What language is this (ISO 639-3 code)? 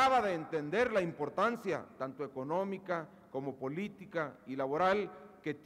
spa